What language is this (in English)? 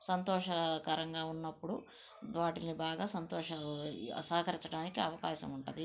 Telugu